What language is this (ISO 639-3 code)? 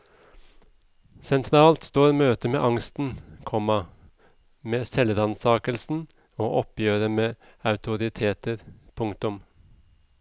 nor